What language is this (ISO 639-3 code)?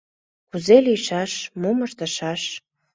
chm